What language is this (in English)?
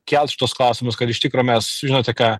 Lithuanian